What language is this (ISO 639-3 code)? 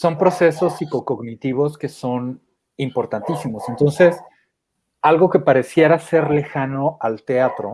spa